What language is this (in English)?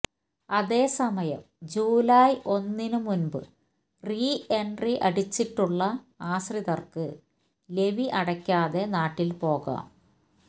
Malayalam